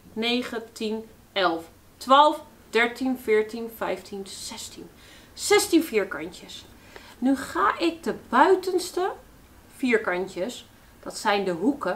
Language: Dutch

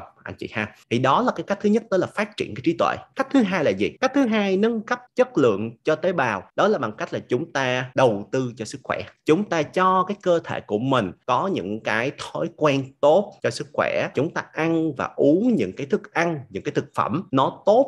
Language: Vietnamese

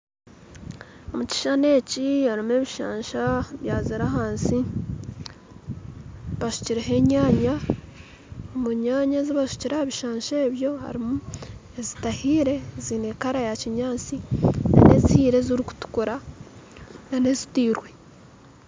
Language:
Nyankole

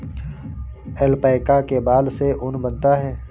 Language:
Hindi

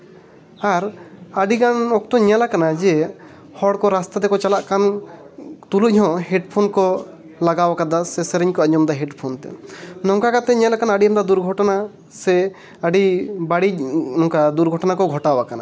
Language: Santali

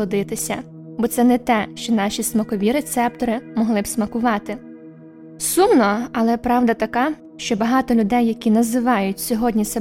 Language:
Ukrainian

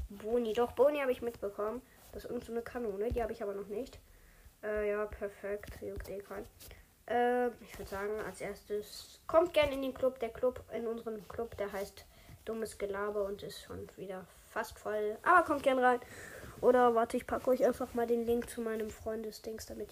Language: German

